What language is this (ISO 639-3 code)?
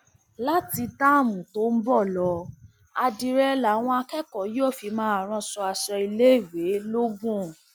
yor